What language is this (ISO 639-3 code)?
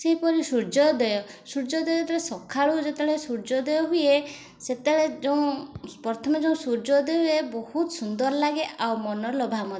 ori